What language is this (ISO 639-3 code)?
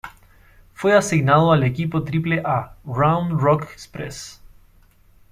spa